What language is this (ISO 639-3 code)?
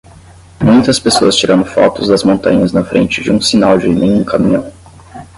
por